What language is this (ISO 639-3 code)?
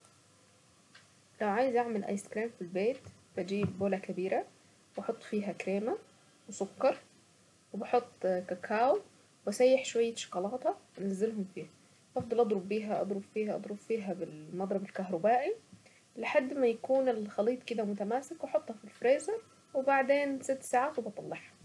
aec